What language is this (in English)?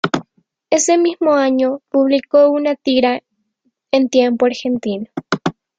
Spanish